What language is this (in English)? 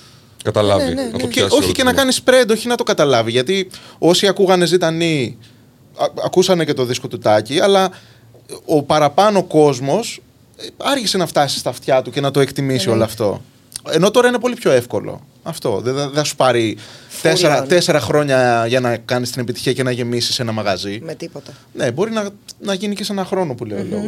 Greek